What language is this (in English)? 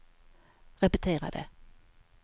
Swedish